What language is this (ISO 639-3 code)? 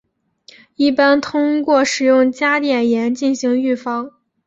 zho